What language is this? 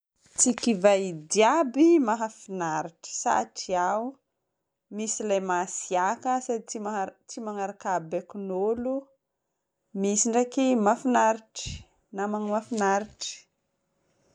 Northern Betsimisaraka Malagasy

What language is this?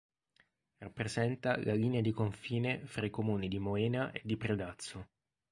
Italian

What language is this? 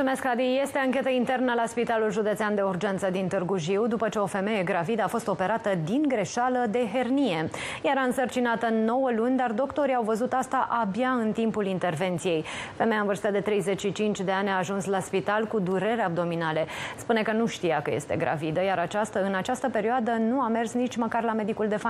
Romanian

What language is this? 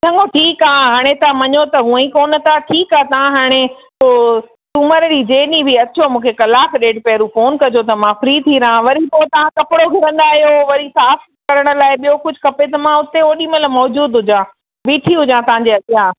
Sindhi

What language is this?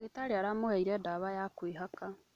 Kikuyu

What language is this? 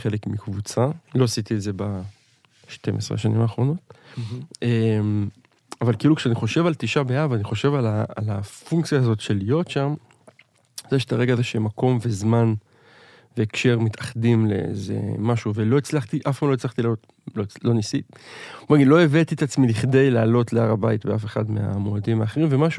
Hebrew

